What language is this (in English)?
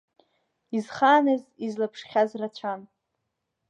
Abkhazian